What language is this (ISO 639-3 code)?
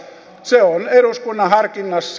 fin